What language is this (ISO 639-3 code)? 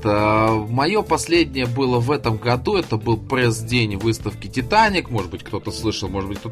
rus